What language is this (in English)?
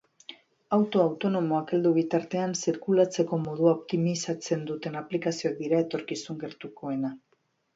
Basque